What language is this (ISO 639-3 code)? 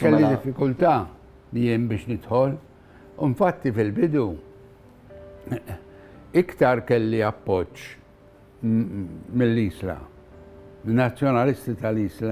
ara